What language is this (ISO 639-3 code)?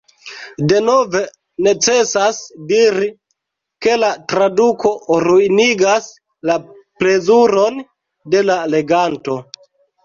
epo